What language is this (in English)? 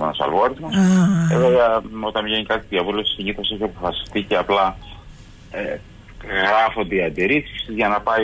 Greek